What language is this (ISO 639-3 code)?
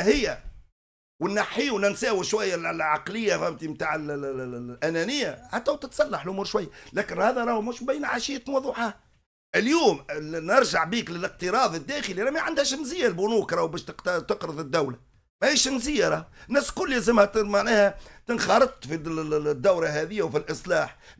ara